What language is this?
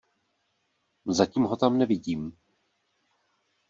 Czech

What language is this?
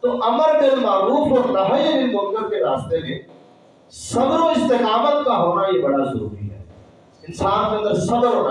Urdu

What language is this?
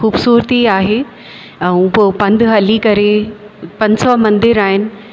Sindhi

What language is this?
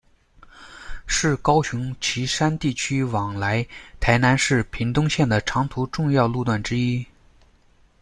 Chinese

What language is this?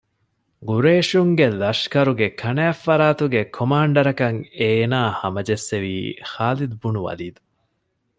Divehi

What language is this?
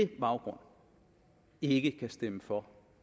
Danish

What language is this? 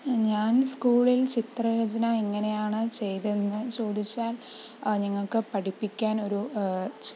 Malayalam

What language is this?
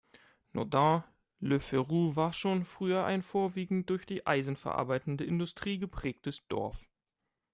German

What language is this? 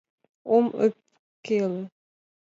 Mari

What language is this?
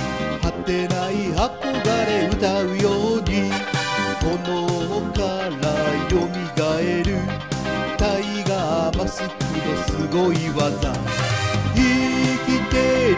Japanese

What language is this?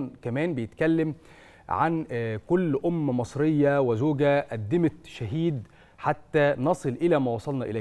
Arabic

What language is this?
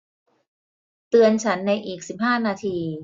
Thai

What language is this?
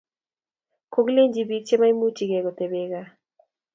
Kalenjin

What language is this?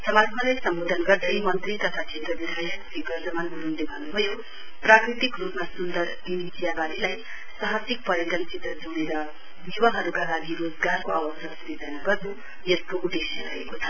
Nepali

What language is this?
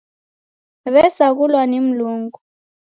Taita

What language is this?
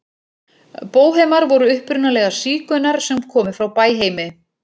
Icelandic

